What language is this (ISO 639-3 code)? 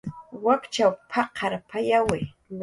jqr